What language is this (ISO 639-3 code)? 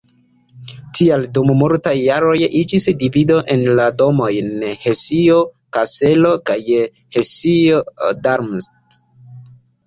epo